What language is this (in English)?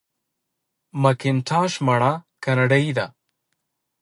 Pashto